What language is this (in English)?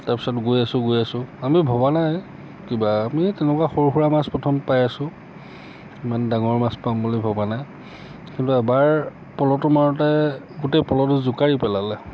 Assamese